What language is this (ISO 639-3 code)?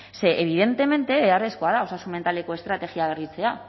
eus